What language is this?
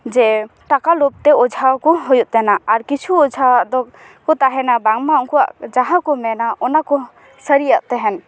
Santali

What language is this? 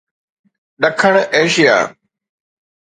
Sindhi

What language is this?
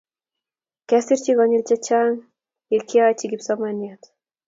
Kalenjin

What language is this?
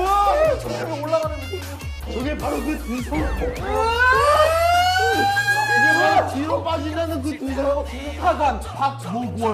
Korean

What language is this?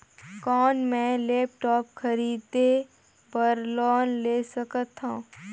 Chhattisgarhi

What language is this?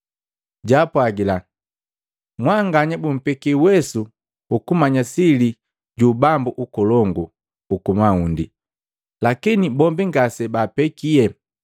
Matengo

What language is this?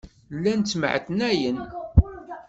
Kabyle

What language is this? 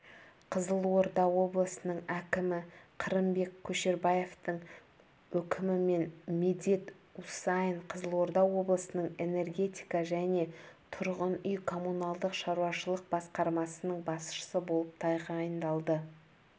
Kazakh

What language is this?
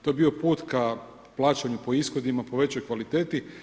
Croatian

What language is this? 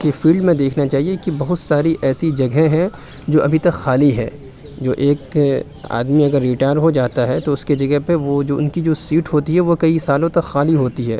Urdu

